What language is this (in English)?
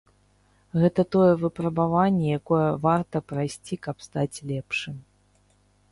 Belarusian